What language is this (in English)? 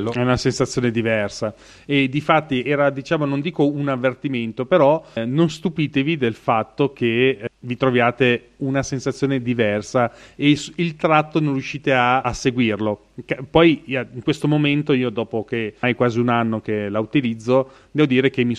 Italian